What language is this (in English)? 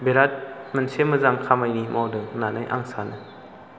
Bodo